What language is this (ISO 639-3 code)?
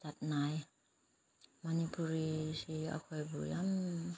mni